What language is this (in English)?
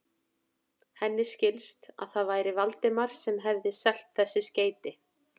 Icelandic